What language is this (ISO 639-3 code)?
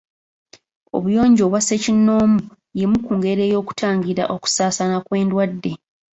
lug